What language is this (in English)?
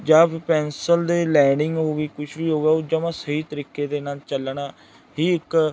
Punjabi